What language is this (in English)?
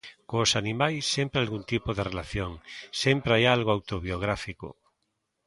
Galician